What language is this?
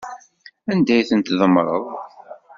Kabyle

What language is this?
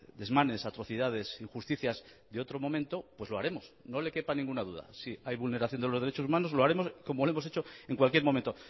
Spanish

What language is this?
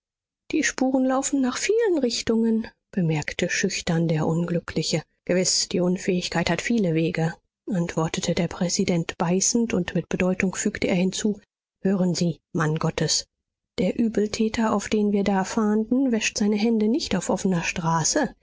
German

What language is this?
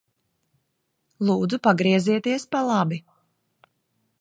Latvian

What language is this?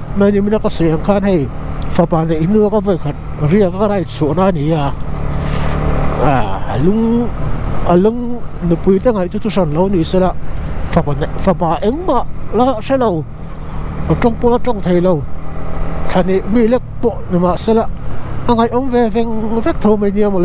Thai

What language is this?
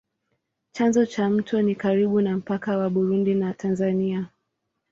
Swahili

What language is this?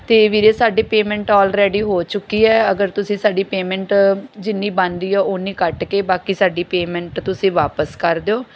Punjabi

